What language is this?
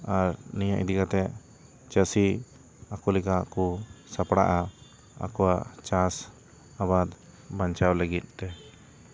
Santali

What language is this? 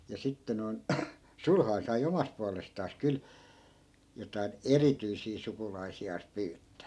Finnish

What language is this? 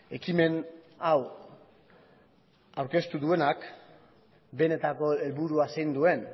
Basque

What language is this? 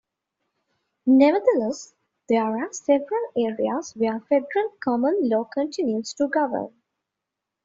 English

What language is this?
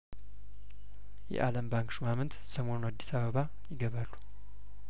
Amharic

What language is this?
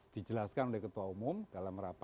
Indonesian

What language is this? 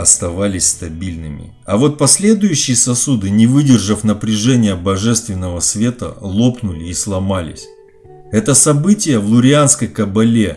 Russian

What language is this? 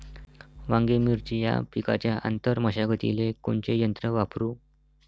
Marathi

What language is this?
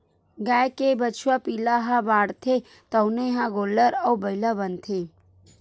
Chhattisgarhi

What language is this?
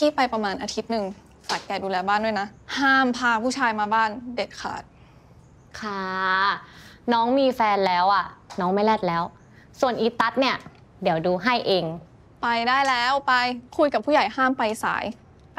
Thai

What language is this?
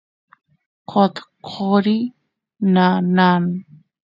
Santiago del Estero Quichua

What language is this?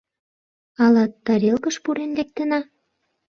Mari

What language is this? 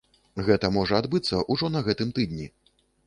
Belarusian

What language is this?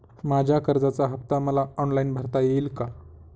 Marathi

